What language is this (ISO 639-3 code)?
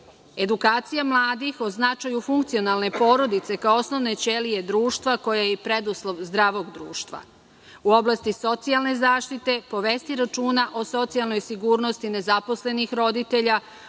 srp